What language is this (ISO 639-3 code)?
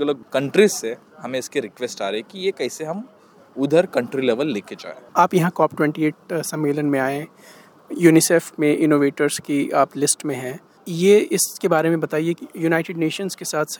hin